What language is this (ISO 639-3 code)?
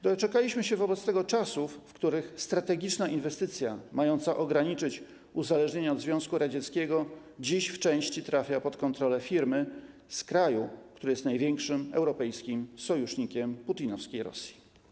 pol